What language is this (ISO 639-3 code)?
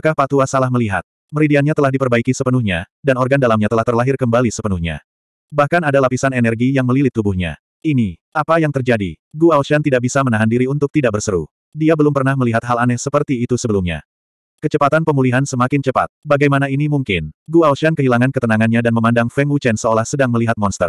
ind